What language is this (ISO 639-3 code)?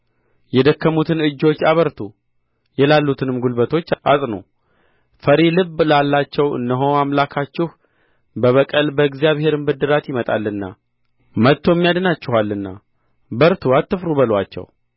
amh